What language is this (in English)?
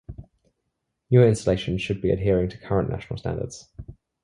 English